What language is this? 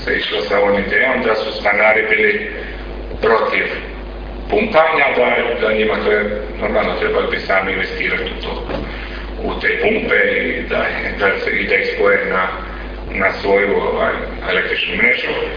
Croatian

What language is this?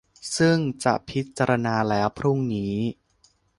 Thai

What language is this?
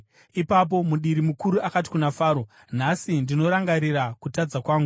Shona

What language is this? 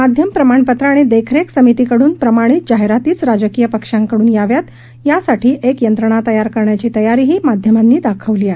Marathi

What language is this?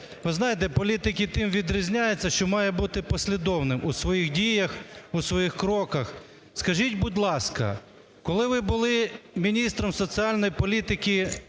Ukrainian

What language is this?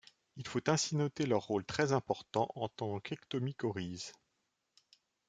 French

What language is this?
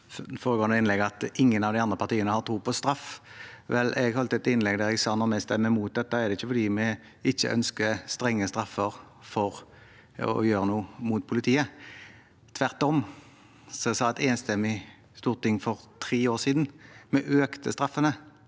Norwegian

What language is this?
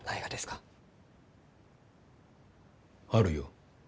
Japanese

